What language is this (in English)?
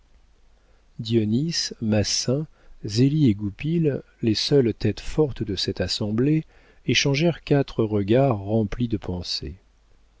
French